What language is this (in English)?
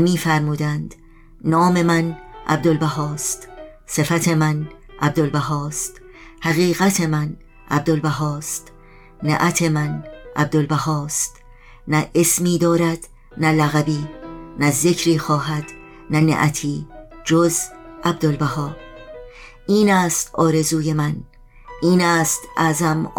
Persian